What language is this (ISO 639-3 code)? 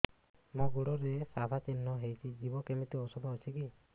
ori